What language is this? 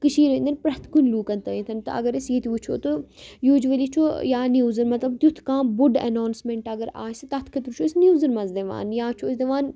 Kashmiri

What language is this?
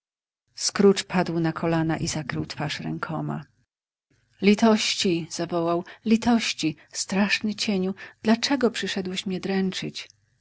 Polish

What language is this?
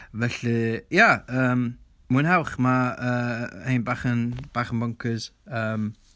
Welsh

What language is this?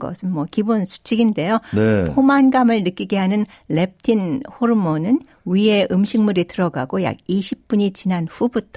Korean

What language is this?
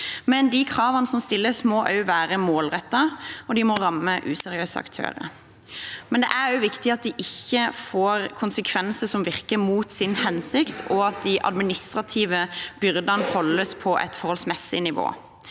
Norwegian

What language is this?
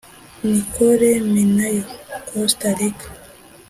Kinyarwanda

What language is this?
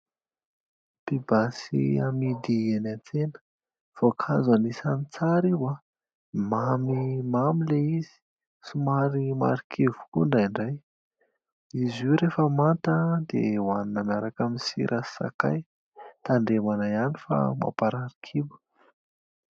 Malagasy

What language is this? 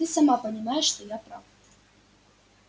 Russian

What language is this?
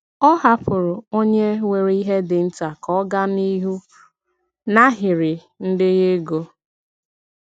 Igbo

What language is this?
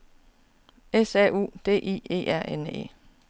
Danish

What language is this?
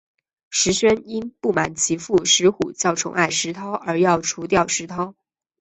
Chinese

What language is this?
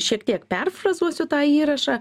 Lithuanian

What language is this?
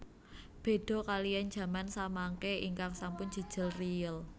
Javanese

